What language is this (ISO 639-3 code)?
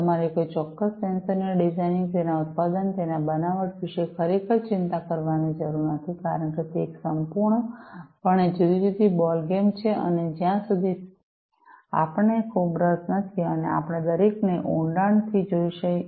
guj